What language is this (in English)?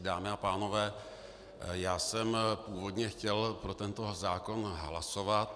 Czech